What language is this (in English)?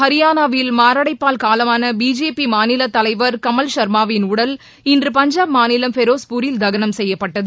Tamil